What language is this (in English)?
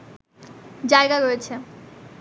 Bangla